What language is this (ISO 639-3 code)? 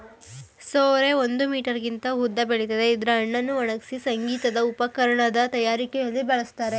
kan